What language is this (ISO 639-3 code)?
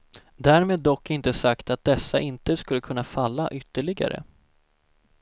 swe